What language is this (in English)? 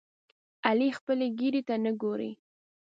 Pashto